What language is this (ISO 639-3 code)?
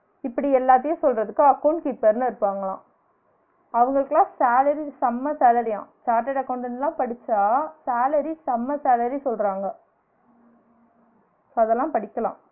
tam